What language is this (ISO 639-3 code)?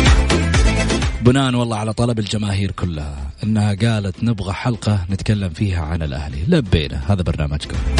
ara